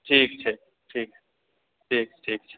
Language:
Maithili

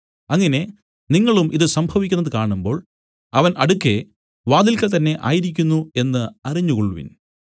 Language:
Malayalam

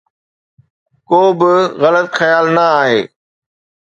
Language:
Sindhi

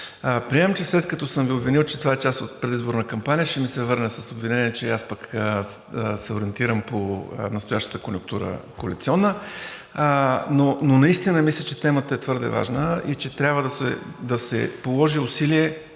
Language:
Bulgarian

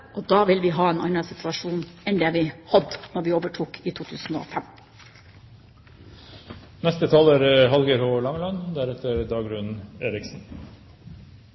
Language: Norwegian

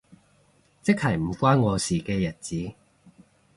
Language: Cantonese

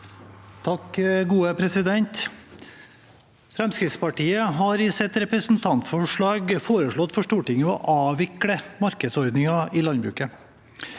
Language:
Norwegian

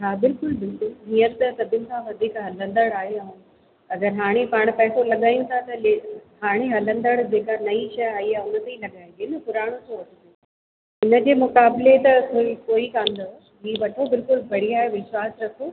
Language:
Sindhi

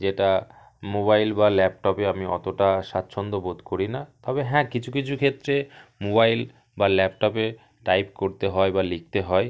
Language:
Bangla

